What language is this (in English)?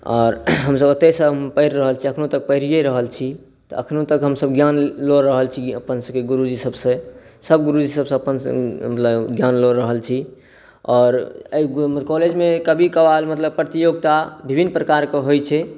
Maithili